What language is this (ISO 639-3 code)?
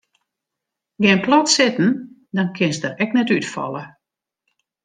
fry